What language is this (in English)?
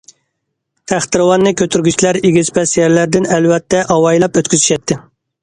Uyghur